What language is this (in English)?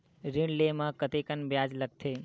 Chhattisgarhi